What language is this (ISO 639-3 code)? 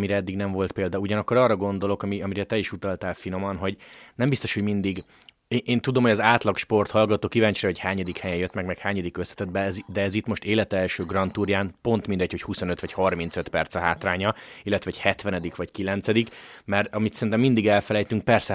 hun